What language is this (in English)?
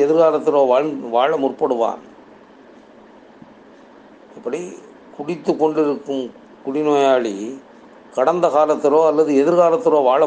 Tamil